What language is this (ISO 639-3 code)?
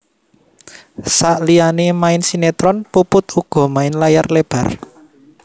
jav